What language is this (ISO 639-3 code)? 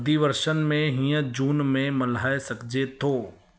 snd